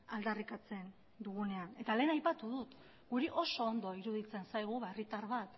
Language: Basque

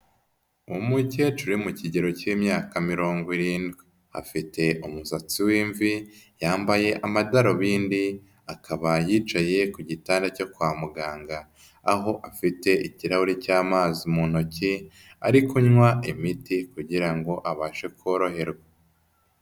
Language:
Kinyarwanda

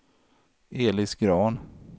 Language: Swedish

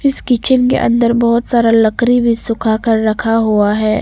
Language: Hindi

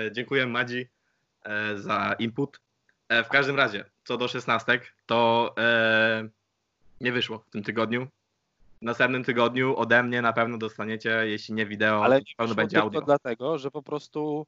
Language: Polish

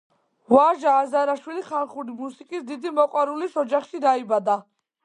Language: Georgian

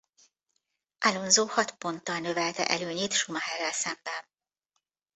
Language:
Hungarian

